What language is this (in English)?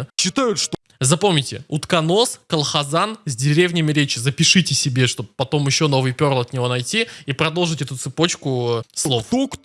Russian